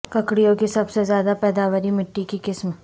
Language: Urdu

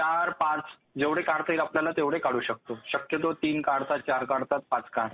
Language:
Marathi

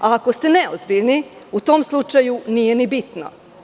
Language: Serbian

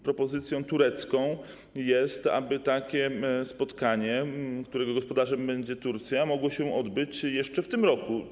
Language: Polish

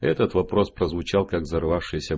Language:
Russian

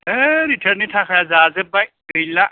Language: Bodo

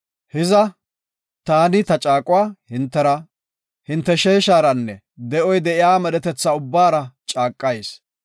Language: Gofa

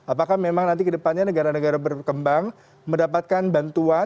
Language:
Indonesian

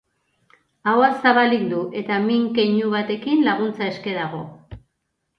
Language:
Basque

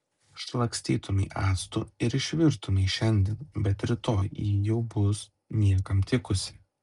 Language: Lithuanian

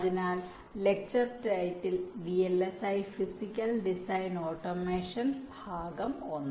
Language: Malayalam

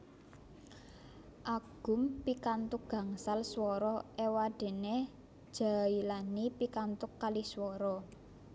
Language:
Javanese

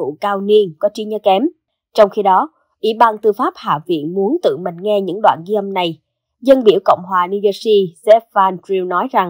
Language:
Vietnamese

